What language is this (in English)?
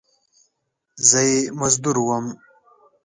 Pashto